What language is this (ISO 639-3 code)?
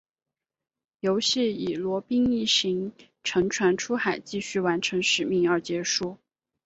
zho